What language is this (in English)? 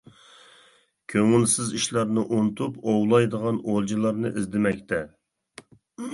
Uyghur